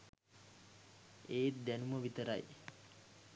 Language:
Sinhala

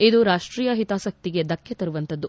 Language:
Kannada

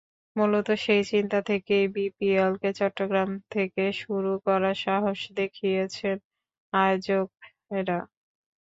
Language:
Bangla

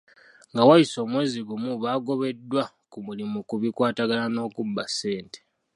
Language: Ganda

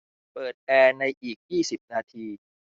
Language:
Thai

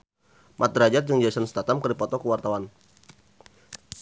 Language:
Sundanese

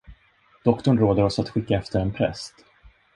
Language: Swedish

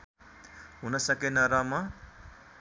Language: Nepali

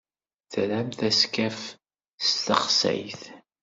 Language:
Kabyle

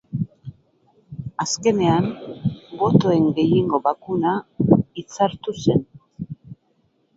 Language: Basque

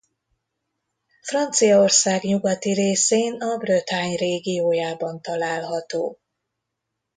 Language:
Hungarian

